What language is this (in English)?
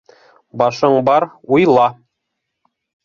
Bashkir